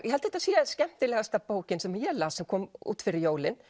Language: Icelandic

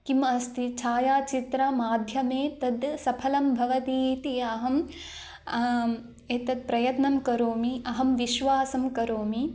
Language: Sanskrit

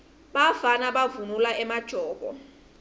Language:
Swati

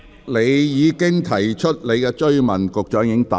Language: Cantonese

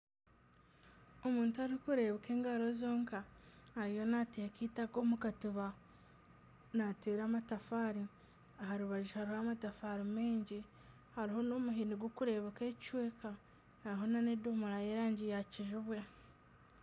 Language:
Nyankole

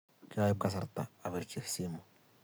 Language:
Kalenjin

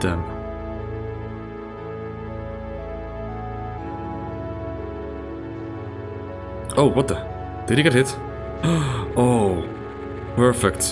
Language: English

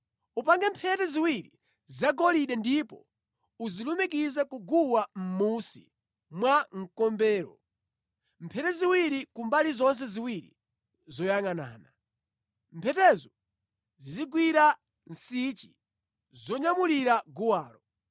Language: Nyanja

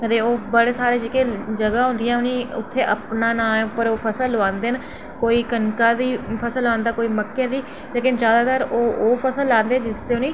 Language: Dogri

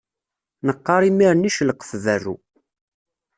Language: Kabyle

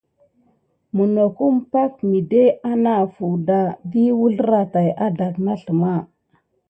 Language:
Gidar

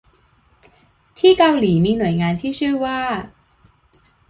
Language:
Thai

